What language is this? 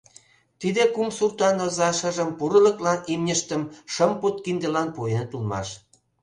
Mari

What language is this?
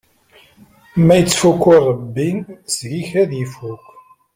Kabyle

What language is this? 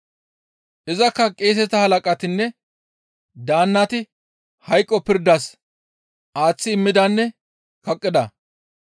Gamo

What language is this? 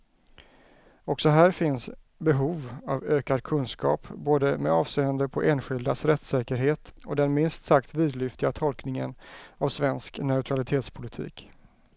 Swedish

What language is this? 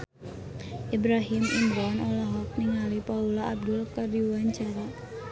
Sundanese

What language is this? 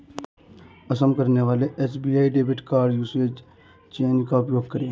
Hindi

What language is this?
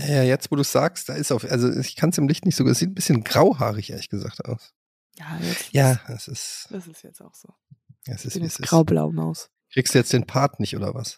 German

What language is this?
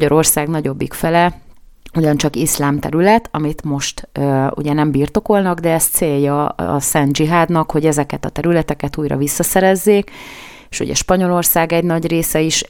Hungarian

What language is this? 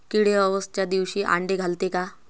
Marathi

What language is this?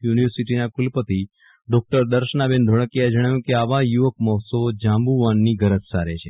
Gujarati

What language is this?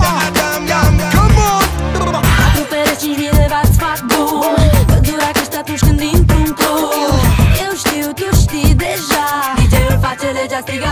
Romanian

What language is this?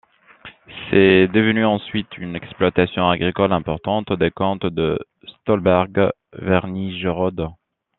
French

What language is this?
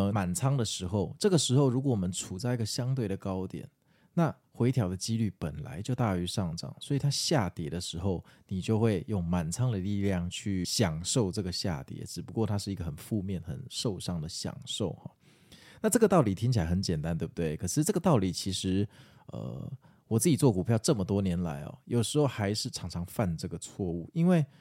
Chinese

